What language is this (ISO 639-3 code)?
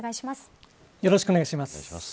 jpn